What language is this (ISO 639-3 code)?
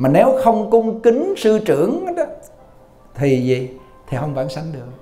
vie